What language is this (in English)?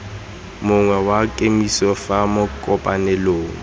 Tswana